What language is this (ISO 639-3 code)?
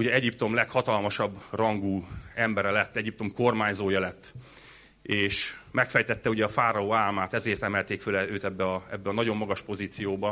hun